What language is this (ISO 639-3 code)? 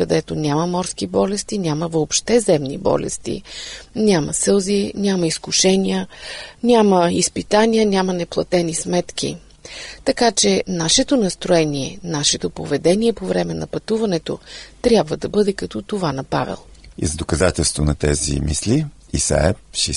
bul